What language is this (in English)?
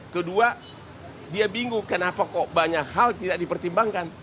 Indonesian